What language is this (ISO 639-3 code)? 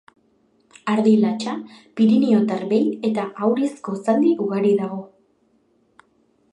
eus